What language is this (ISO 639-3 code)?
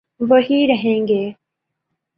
urd